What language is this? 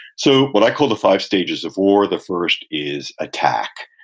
English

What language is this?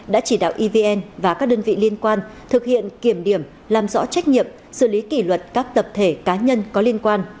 Vietnamese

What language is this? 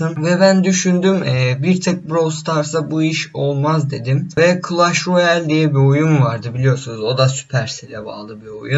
Turkish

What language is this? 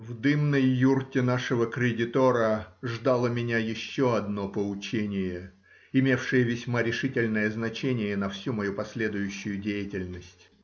Russian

